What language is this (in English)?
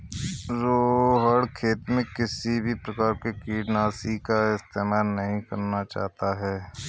Hindi